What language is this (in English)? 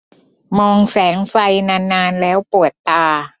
Thai